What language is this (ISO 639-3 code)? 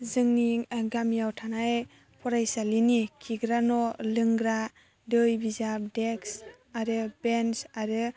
brx